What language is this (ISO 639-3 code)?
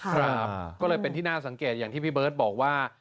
tha